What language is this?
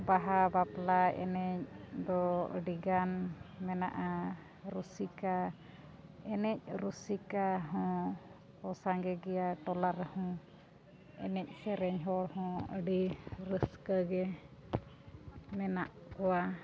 Santali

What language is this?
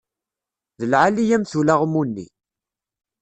Kabyle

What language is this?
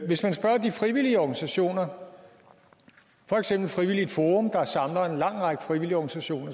Danish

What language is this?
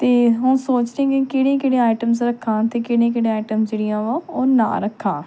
Punjabi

